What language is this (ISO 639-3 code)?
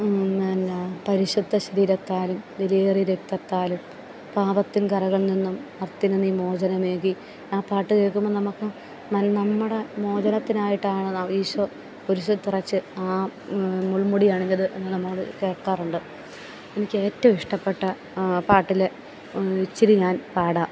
mal